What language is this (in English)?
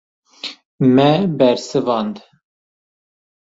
Kurdish